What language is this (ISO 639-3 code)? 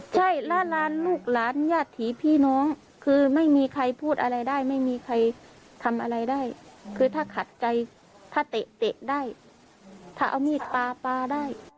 tha